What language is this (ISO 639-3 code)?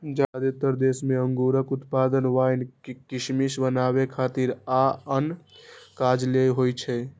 mai